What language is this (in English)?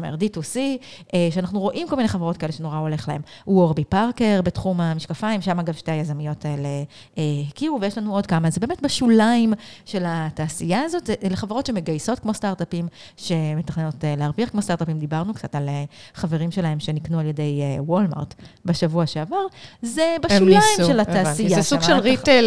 Hebrew